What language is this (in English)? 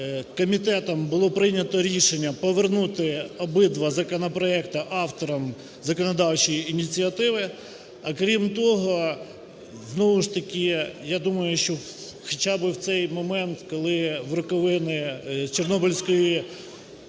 Ukrainian